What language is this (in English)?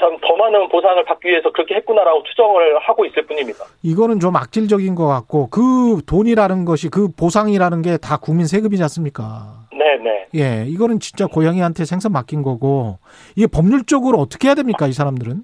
Korean